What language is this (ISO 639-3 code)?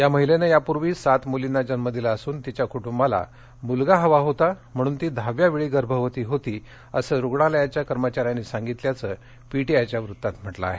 mar